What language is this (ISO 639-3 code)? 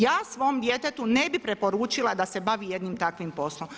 hrv